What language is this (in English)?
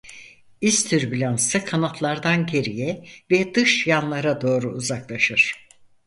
Turkish